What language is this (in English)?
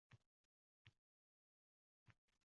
Uzbek